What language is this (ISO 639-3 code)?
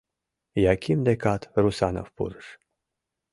chm